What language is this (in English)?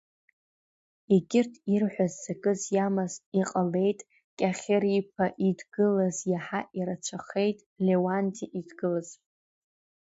Abkhazian